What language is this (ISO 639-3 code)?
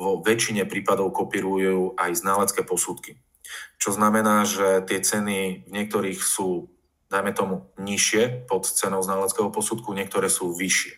slk